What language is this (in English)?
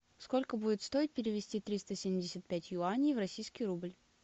Russian